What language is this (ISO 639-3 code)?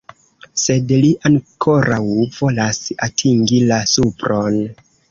epo